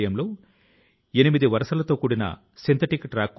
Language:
Telugu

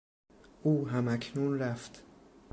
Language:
Persian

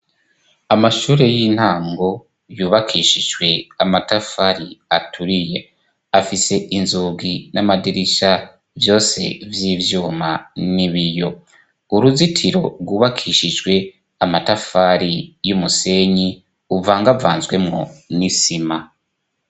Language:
Rundi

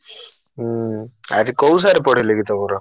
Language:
Odia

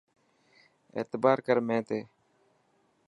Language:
Dhatki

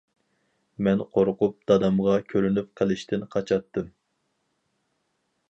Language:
Uyghur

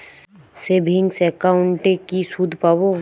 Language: Bangla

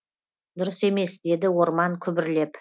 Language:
Kazakh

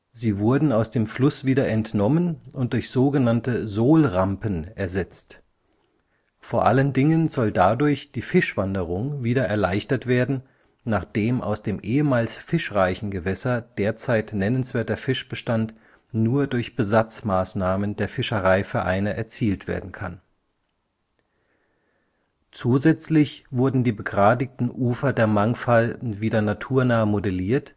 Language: German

